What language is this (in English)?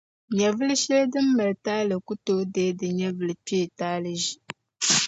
Dagbani